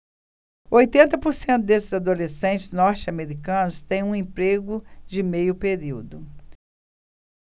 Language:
Portuguese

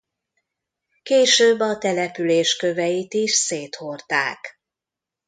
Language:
Hungarian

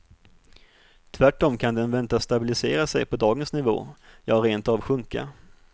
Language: Swedish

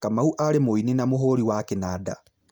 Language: Kikuyu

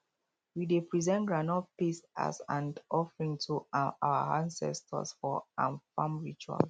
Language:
Nigerian Pidgin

